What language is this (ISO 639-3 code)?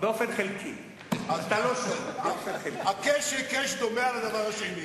heb